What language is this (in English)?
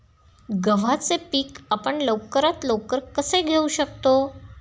Marathi